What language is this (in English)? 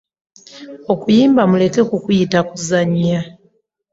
Ganda